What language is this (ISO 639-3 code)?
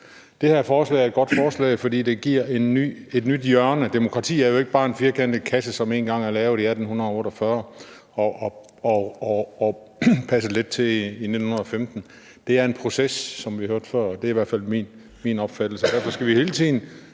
dan